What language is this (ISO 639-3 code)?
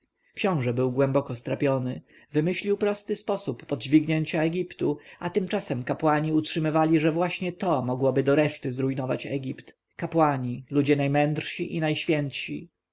pol